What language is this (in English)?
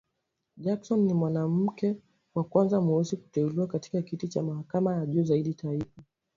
Swahili